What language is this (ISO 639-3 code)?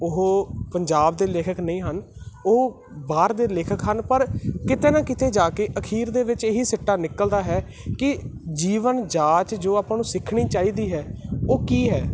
pan